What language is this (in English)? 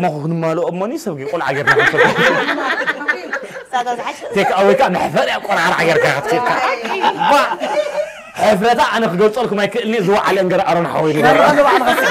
Arabic